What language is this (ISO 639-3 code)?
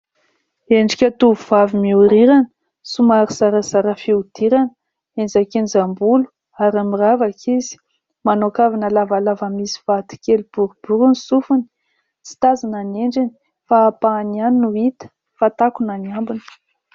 mlg